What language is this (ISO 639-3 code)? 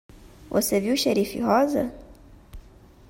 por